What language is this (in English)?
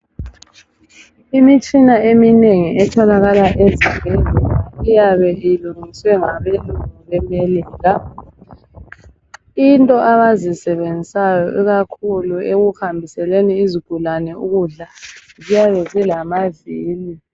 North Ndebele